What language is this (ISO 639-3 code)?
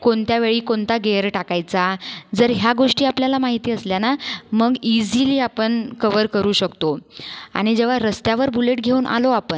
mar